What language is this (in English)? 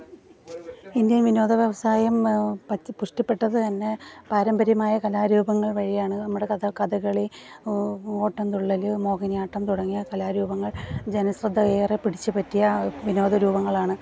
Malayalam